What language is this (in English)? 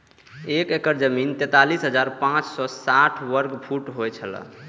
Maithili